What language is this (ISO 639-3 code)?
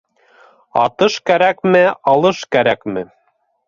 bak